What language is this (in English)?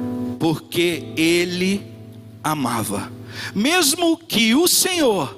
Portuguese